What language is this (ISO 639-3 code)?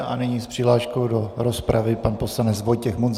ces